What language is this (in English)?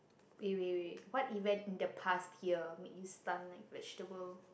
English